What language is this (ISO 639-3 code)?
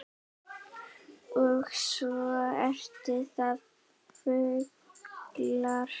isl